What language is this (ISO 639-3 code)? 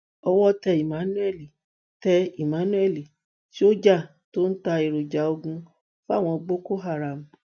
yor